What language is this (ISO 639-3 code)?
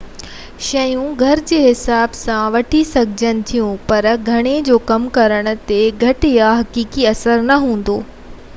snd